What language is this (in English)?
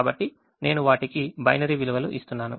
Telugu